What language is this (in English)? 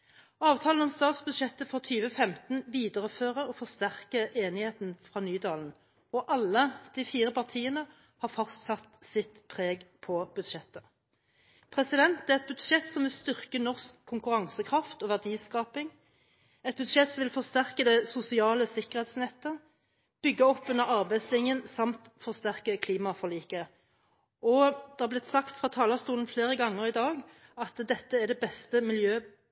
Norwegian Bokmål